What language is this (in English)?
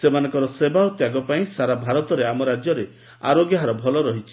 Odia